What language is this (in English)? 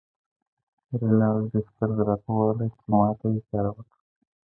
Pashto